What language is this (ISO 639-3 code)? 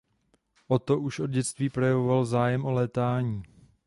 ces